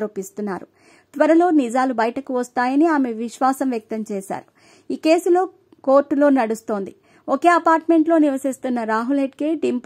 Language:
Hindi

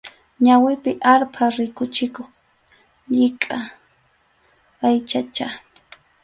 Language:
Arequipa-La Unión Quechua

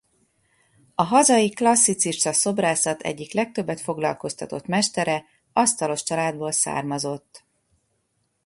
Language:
Hungarian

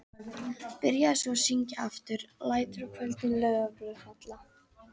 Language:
Icelandic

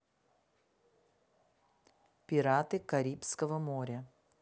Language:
Russian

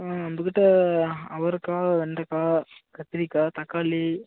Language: Tamil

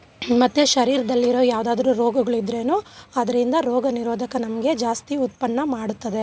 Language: Kannada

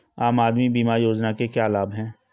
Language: Hindi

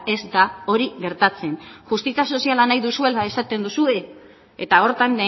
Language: Basque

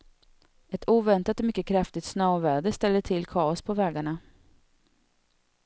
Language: Swedish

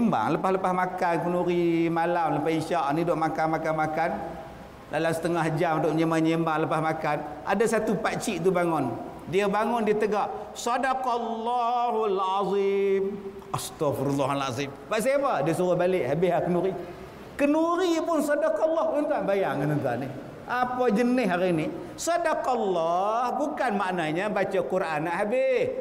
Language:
Malay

